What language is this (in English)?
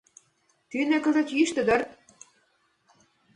Mari